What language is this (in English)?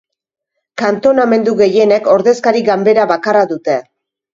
Basque